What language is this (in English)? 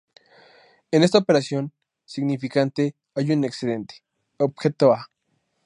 Spanish